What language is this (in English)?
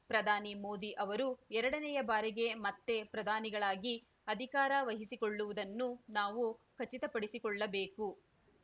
Kannada